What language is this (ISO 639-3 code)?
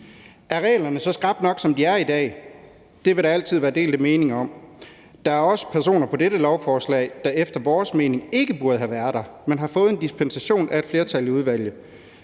dan